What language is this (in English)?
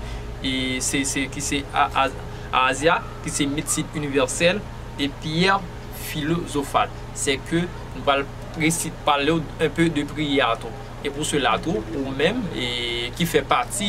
French